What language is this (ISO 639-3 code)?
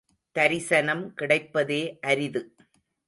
tam